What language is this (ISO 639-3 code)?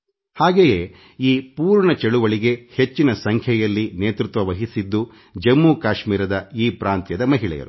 kan